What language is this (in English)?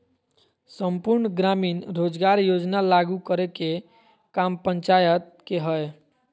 Magahi